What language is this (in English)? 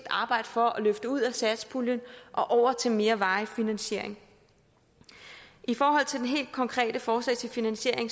Danish